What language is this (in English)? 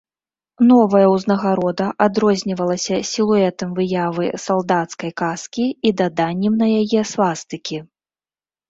Belarusian